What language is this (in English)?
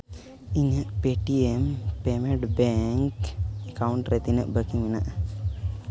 Santali